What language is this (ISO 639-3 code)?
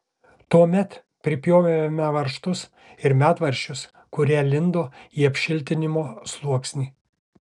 lit